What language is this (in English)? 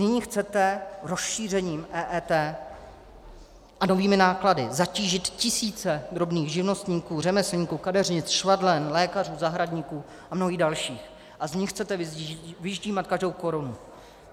Czech